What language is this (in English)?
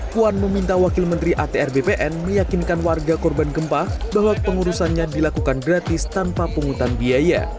Indonesian